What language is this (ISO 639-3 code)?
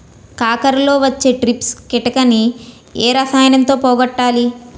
tel